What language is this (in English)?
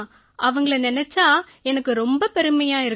Tamil